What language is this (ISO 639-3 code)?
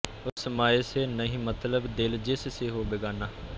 pan